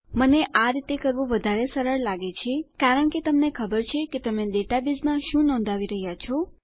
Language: Gujarati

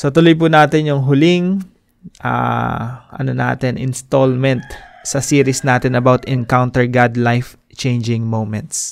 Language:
Filipino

